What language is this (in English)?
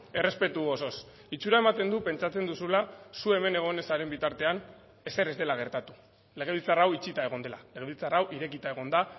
Basque